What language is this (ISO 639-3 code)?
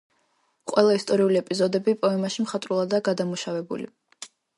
kat